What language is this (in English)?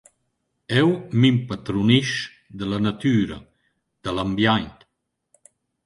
Romansh